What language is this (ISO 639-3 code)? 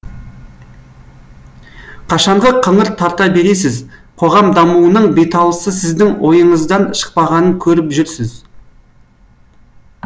kaz